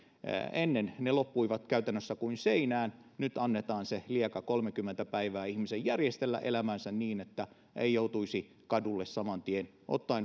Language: Finnish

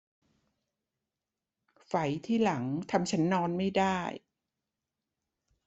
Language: Thai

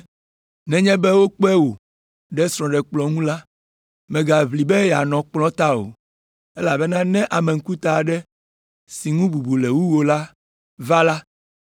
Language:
Ewe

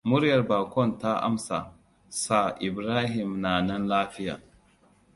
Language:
Hausa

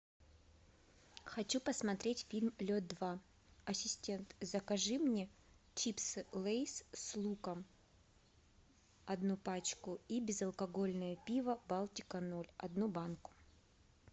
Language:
Russian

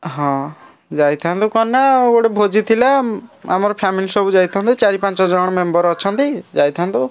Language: Odia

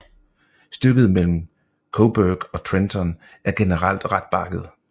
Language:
Danish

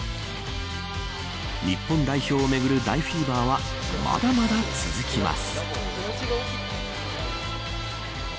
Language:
Japanese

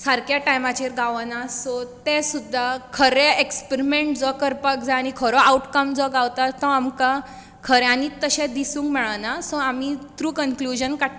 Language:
Konkani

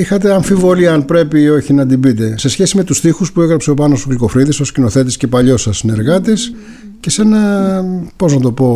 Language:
Greek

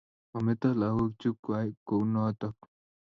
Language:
Kalenjin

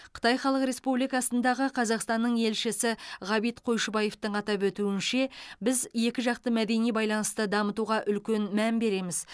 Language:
Kazakh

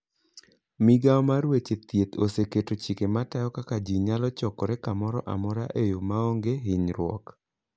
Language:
Luo (Kenya and Tanzania)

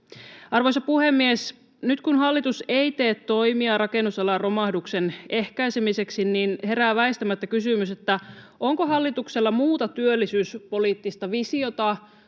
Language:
Finnish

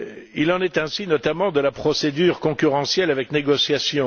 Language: French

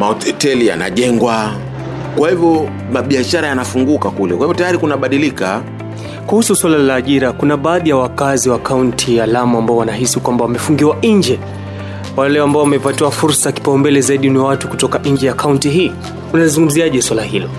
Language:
Swahili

